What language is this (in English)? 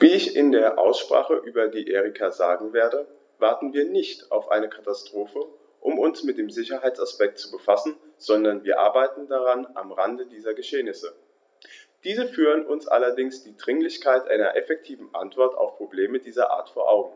German